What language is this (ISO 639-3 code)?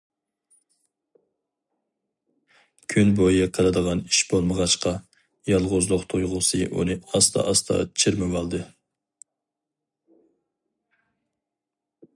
uig